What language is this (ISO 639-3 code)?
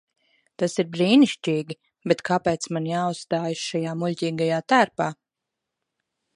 lav